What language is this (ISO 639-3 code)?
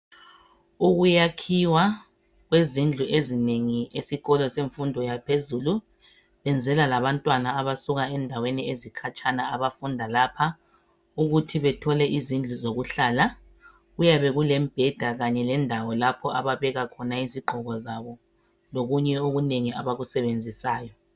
nde